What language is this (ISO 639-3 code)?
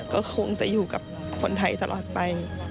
tha